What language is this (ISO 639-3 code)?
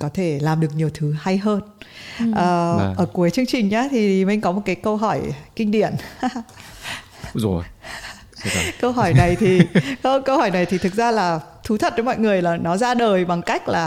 vie